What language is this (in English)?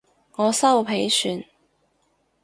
Cantonese